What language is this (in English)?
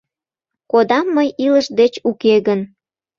Mari